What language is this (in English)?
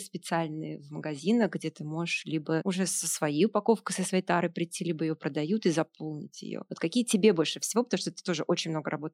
Russian